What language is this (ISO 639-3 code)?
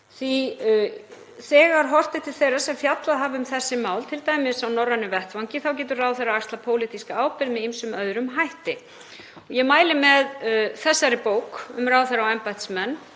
isl